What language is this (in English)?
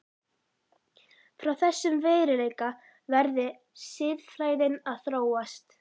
Icelandic